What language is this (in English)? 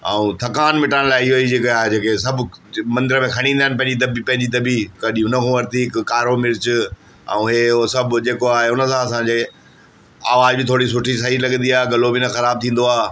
Sindhi